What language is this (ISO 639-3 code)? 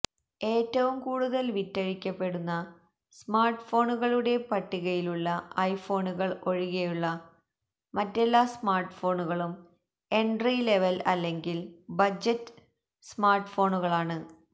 mal